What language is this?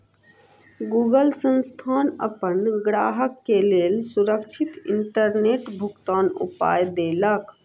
Maithili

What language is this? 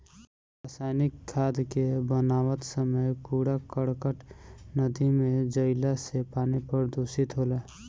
Bhojpuri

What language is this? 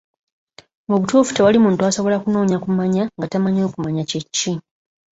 Ganda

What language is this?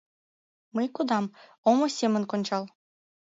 Mari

